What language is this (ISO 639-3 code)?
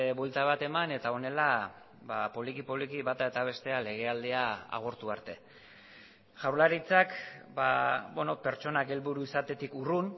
eus